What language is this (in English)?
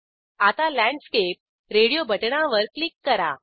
Marathi